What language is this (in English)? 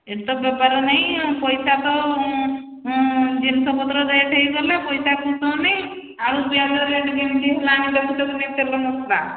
Odia